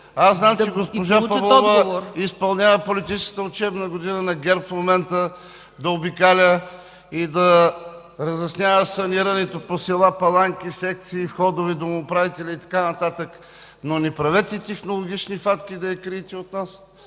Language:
Bulgarian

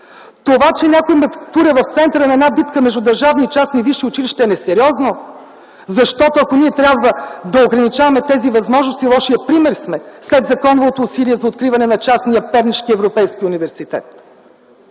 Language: Bulgarian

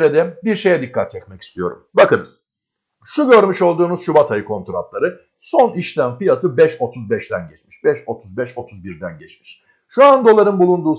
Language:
Turkish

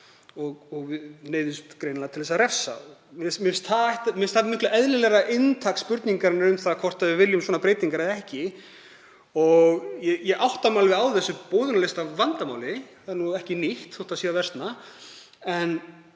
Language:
Icelandic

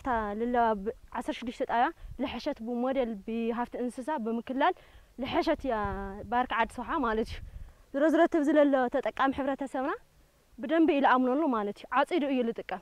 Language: Arabic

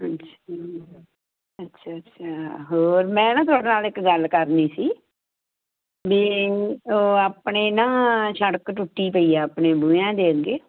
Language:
Punjabi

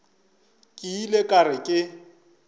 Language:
Northern Sotho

